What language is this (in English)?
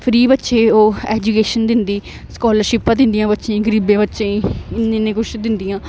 Dogri